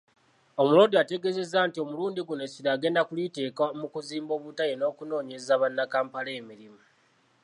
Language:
Ganda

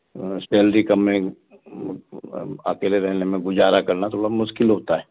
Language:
Hindi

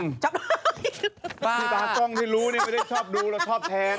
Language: Thai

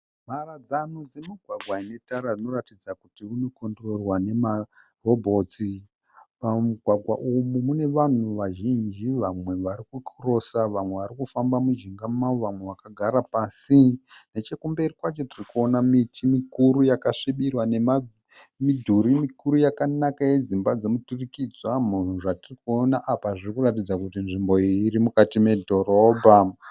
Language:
Shona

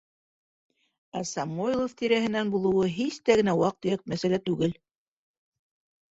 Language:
Bashkir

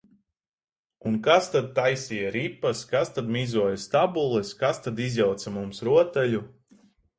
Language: Latvian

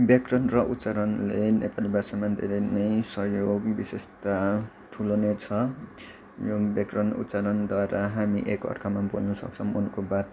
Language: Nepali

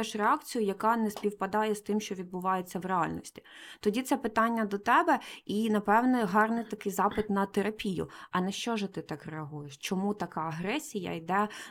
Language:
Ukrainian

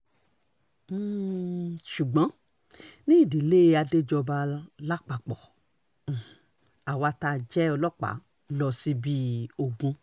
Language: Yoruba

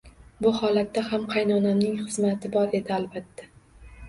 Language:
Uzbek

